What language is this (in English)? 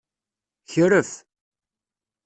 Kabyle